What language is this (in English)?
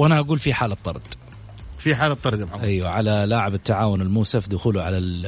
Arabic